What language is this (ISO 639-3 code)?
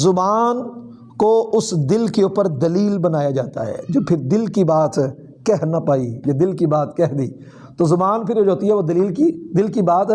urd